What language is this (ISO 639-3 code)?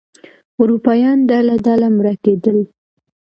pus